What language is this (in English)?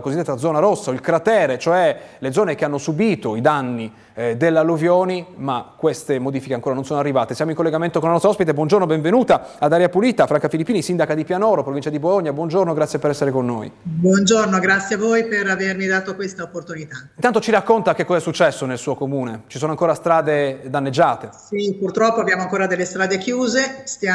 Italian